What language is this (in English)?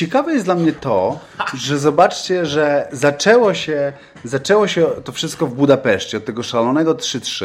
Polish